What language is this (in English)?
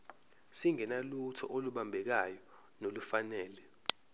Zulu